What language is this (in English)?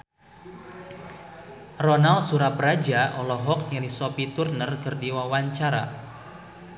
Sundanese